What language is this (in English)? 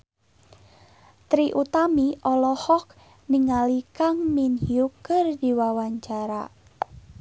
Sundanese